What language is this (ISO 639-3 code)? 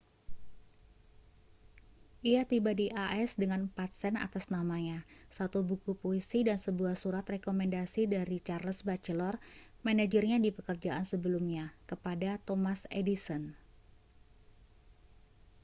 ind